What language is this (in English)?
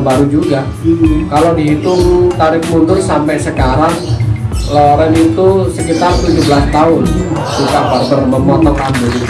Indonesian